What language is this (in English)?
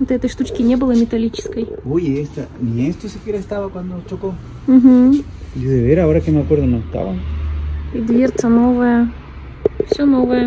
Russian